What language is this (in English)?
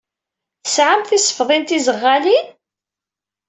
Kabyle